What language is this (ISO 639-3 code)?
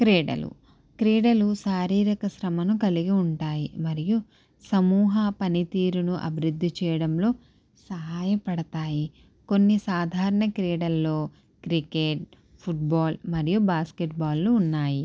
tel